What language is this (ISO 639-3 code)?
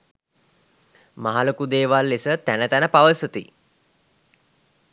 sin